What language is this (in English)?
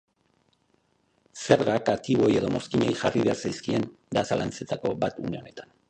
Basque